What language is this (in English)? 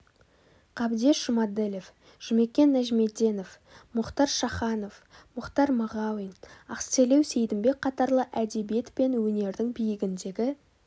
Kazakh